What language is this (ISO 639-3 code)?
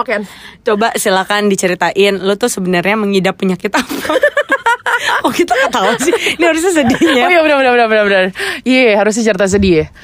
ind